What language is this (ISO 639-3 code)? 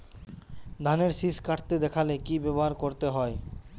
ben